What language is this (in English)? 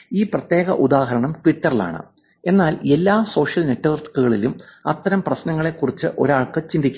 Malayalam